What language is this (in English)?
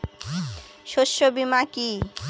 Bangla